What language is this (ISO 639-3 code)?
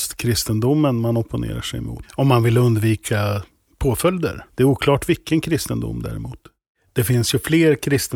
swe